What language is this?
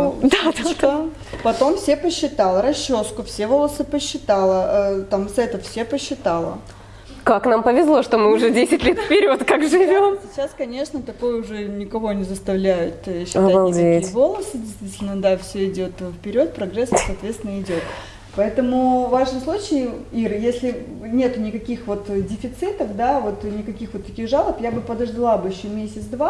Russian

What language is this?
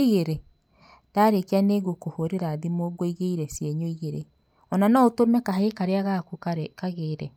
Kikuyu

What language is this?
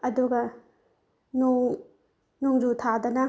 Manipuri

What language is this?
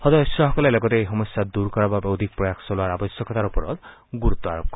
Assamese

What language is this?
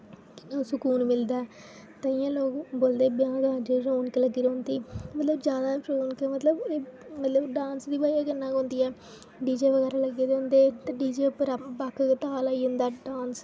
Dogri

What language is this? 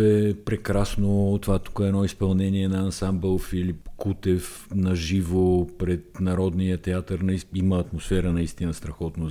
Bulgarian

